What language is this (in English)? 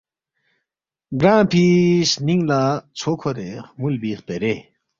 Balti